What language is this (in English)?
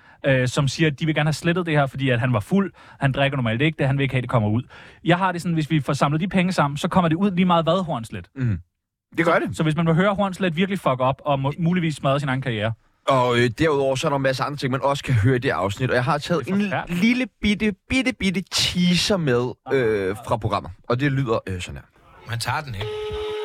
Danish